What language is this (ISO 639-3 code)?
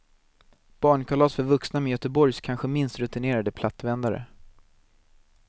swe